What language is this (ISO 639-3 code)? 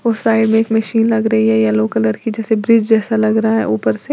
hin